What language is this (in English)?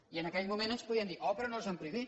Catalan